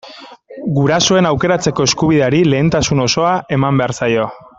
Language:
Basque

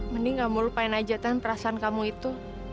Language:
Indonesian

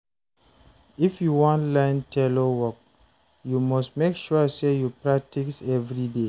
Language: Nigerian Pidgin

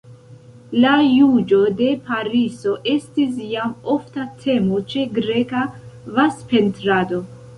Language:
Esperanto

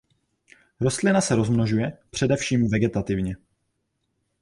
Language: Czech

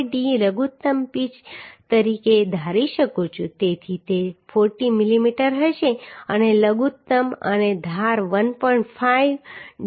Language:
Gujarati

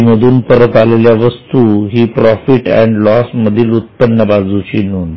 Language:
Marathi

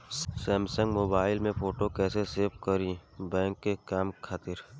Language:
Bhojpuri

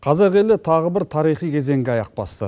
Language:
Kazakh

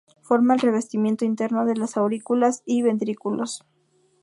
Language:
Spanish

